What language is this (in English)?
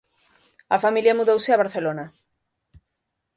Galician